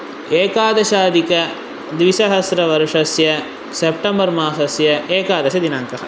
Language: Sanskrit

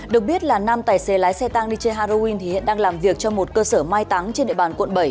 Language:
Vietnamese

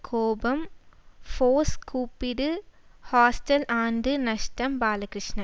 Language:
Tamil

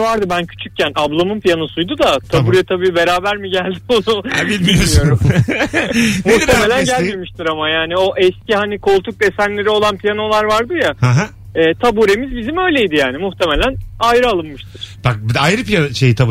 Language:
Turkish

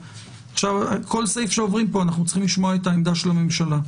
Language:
Hebrew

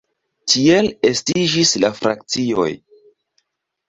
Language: Esperanto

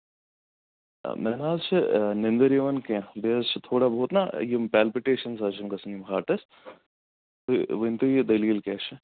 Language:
Kashmiri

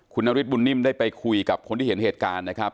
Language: Thai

